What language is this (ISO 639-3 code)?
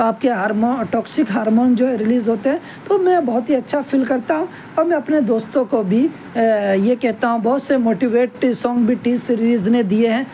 urd